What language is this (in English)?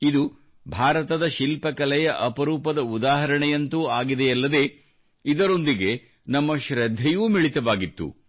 Kannada